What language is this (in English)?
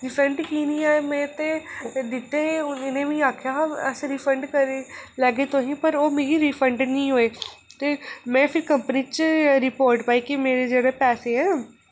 Dogri